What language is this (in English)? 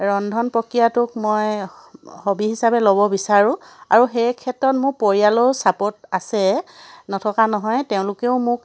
Assamese